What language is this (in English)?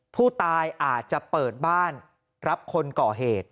Thai